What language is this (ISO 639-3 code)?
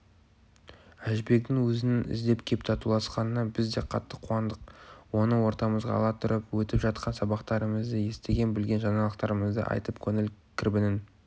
kaz